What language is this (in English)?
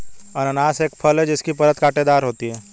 Hindi